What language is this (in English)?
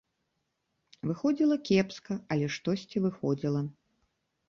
Belarusian